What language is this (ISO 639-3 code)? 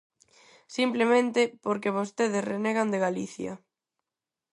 glg